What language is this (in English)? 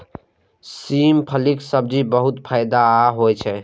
Maithili